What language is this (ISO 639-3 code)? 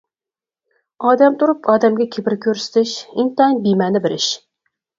uig